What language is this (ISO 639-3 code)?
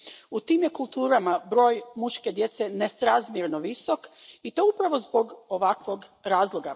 hrv